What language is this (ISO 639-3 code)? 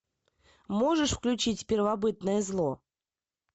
rus